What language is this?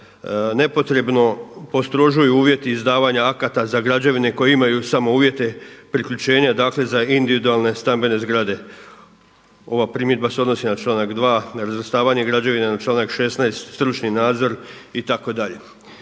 Croatian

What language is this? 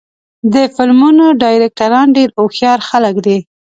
Pashto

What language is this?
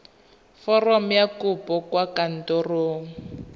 Tswana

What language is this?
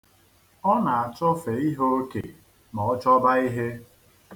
Igbo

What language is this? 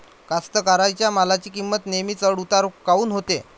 Marathi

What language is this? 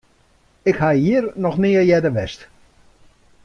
Western Frisian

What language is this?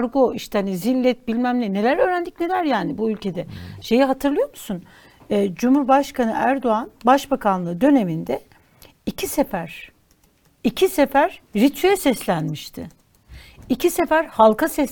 Turkish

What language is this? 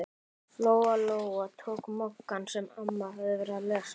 Icelandic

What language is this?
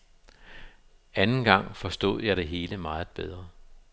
Danish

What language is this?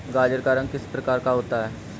Hindi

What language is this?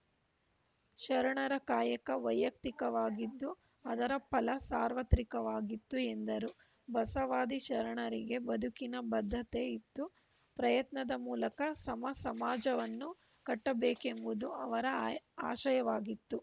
Kannada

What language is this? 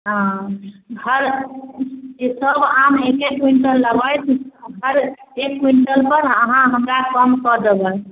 Maithili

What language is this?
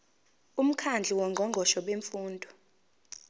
Zulu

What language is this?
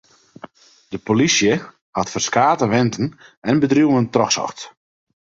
Western Frisian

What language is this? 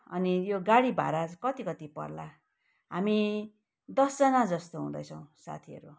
Nepali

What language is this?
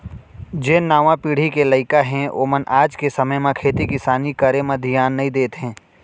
Chhattisgarhi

